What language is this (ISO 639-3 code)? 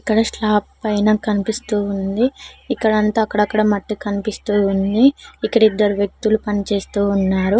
tel